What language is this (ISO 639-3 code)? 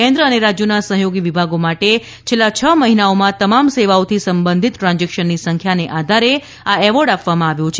guj